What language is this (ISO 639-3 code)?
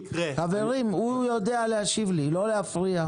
heb